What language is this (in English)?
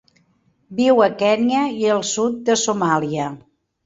Catalan